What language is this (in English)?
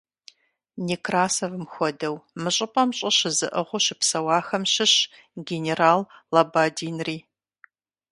Kabardian